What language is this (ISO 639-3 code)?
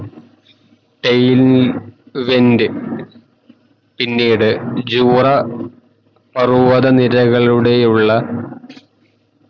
mal